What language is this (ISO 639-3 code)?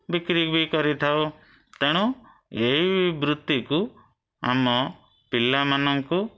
ori